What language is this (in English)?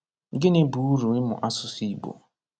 Igbo